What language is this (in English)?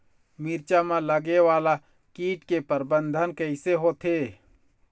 Chhattisgarhi